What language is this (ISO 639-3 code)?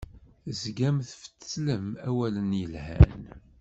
kab